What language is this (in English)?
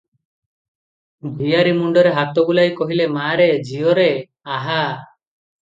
Odia